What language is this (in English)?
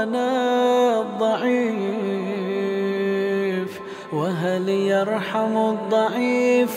Arabic